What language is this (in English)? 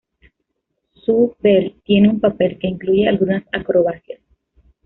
Spanish